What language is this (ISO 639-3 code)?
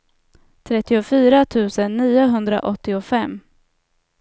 swe